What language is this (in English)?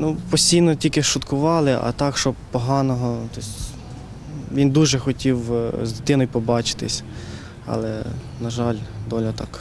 Ukrainian